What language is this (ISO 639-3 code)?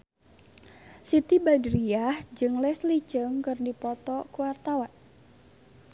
sun